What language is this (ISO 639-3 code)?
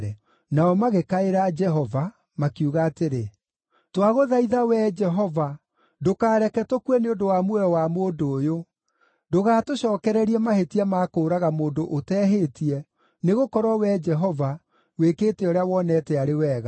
kik